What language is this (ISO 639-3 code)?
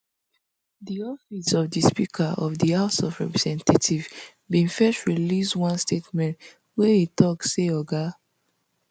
pcm